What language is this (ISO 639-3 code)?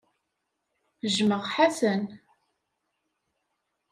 kab